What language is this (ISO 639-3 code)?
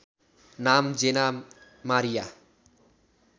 nep